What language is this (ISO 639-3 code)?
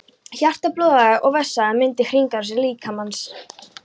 isl